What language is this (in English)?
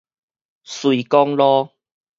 Min Nan Chinese